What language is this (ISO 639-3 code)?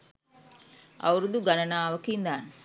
sin